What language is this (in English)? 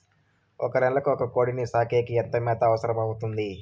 Telugu